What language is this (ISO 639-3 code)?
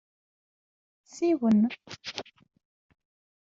kab